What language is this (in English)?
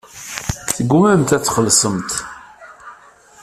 Kabyle